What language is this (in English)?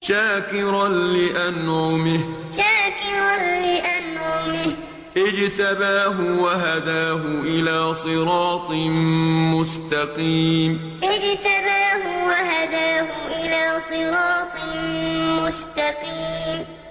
Arabic